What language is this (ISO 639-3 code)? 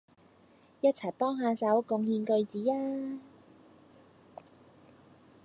yue